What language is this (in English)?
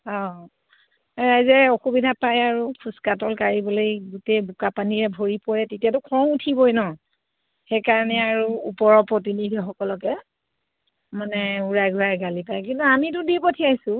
Assamese